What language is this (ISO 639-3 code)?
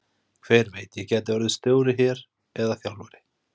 isl